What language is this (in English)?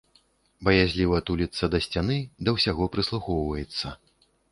Belarusian